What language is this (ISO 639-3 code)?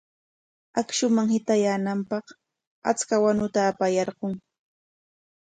qwa